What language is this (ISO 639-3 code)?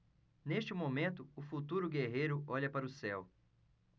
por